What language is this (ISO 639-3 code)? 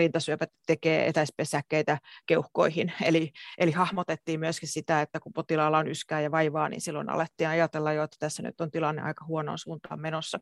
fin